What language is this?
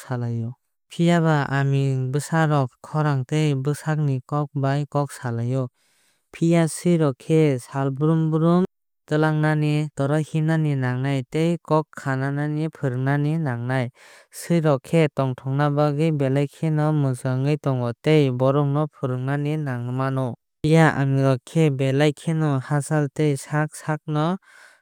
Kok Borok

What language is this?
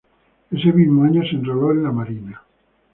Spanish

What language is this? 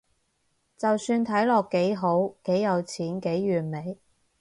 Cantonese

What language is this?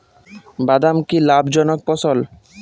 Bangla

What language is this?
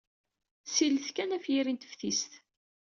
Kabyle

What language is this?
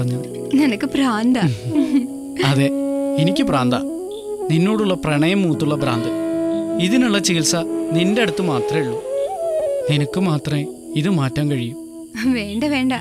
Malayalam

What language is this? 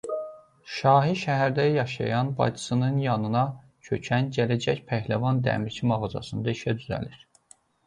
Azerbaijani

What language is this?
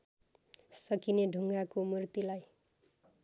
Nepali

